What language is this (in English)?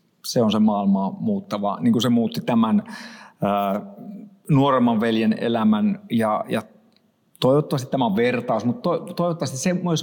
Finnish